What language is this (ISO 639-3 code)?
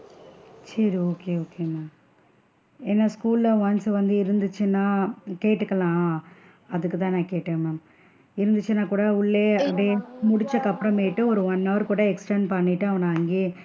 tam